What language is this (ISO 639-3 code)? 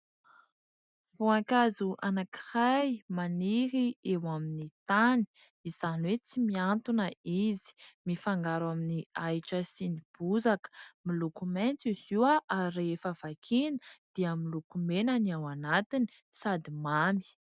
mlg